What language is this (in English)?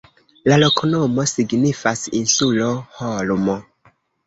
Esperanto